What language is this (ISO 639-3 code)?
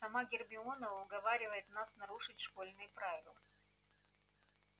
rus